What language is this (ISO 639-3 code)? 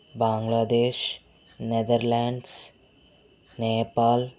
tel